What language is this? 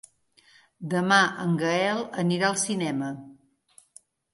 Catalan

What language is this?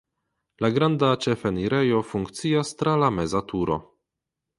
Esperanto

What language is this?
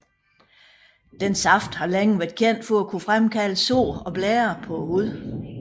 Danish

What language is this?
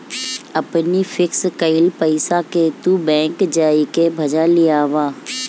Bhojpuri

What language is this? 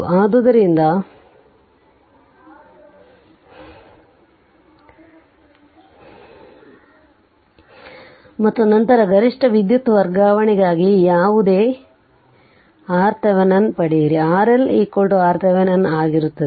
Kannada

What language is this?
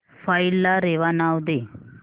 Marathi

